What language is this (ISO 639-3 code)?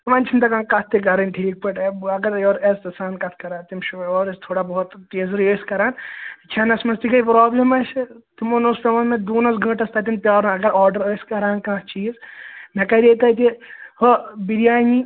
kas